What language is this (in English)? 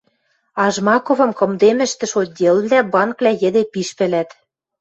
Western Mari